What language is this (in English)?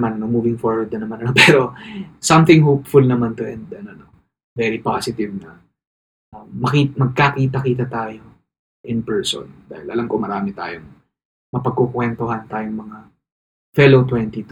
Filipino